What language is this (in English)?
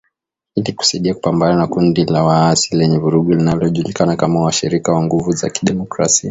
Swahili